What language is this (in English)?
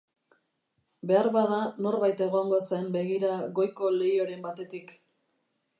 Basque